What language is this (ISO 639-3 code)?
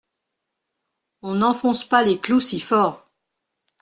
fra